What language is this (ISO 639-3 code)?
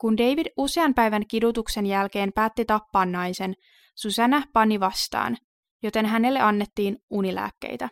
fin